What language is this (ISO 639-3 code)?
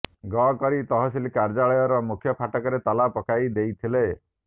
ori